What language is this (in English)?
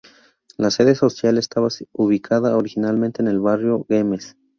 Spanish